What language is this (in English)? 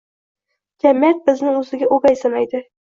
Uzbek